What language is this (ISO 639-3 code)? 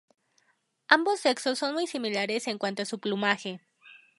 spa